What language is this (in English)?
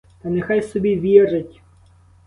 Ukrainian